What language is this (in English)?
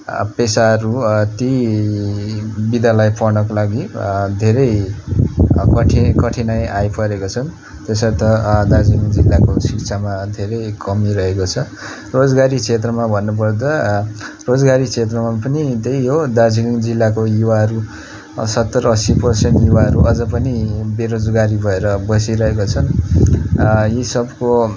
Nepali